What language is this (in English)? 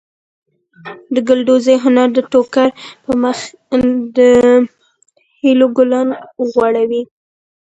Pashto